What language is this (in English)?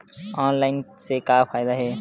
Chhattisgarhi